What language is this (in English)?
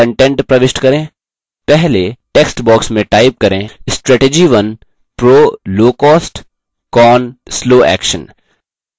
Hindi